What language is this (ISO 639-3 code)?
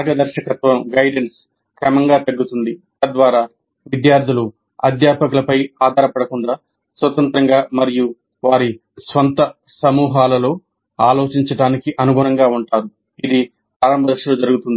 tel